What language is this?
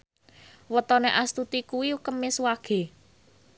Javanese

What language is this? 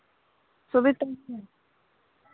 Santali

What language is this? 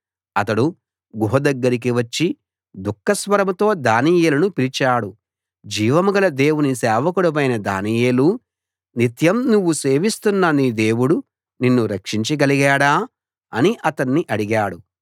Telugu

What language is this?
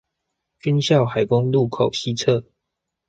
Chinese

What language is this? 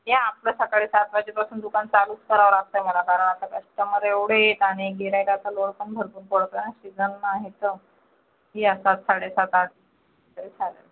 Marathi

